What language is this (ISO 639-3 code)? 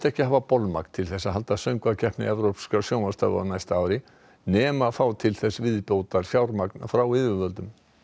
isl